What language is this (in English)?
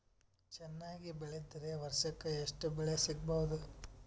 Kannada